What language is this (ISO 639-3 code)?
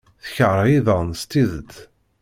kab